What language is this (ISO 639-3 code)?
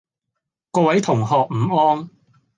yue